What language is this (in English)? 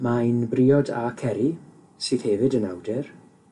Welsh